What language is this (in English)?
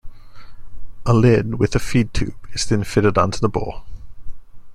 English